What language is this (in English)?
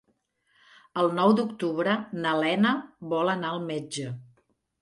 Catalan